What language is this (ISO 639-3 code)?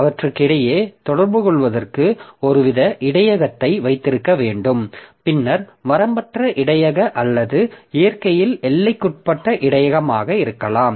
tam